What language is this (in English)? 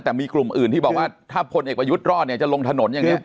Thai